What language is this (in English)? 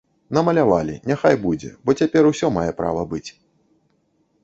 Belarusian